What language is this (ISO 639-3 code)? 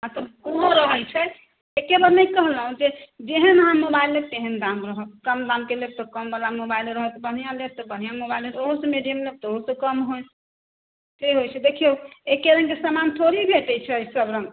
mai